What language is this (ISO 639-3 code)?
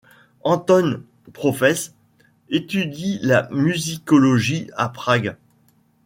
fra